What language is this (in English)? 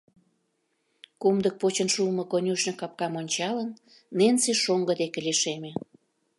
Mari